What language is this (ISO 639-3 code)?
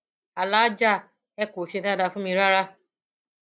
yor